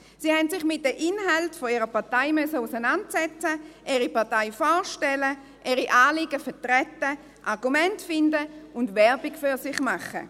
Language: Swiss German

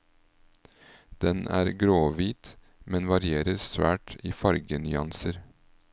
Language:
Norwegian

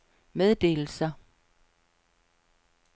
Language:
Danish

